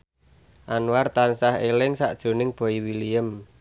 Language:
Javanese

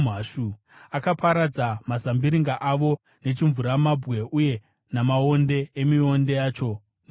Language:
Shona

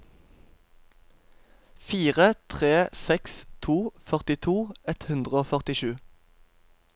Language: Norwegian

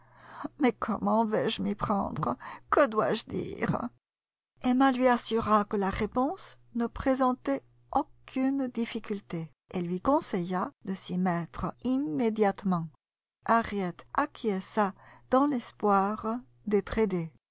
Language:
French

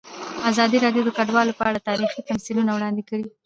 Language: Pashto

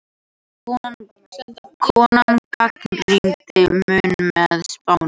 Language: Icelandic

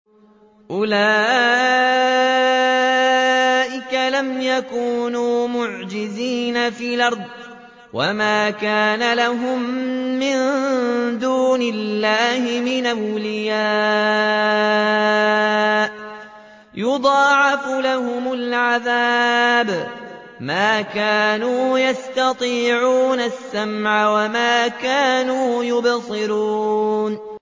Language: Arabic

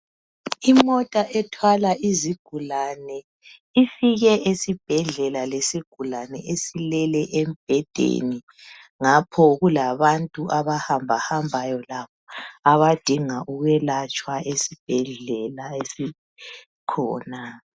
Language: North Ndebele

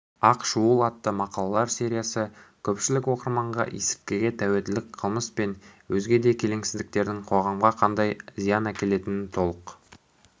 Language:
Kazakh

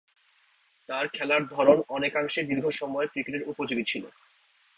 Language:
Bangla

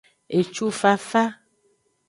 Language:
Aja (Benin)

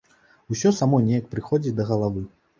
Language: Belarusian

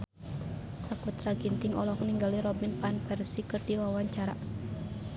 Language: Sundanese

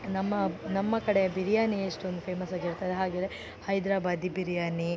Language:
Kannada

